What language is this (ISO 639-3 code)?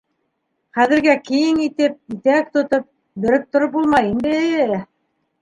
bak